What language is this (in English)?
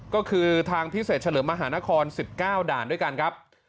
Thai